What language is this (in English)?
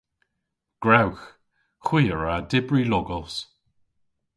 Cornish